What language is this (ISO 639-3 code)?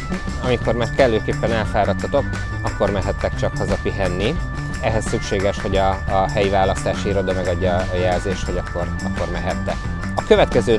hun